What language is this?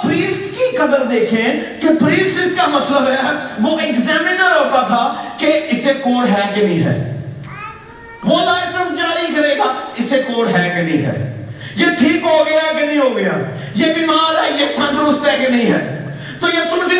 Urdu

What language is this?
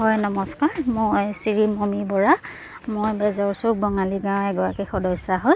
Assamese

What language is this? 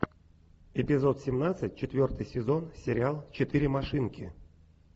Russian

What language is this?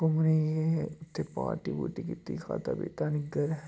Dogri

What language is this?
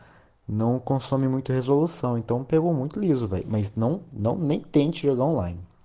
Russian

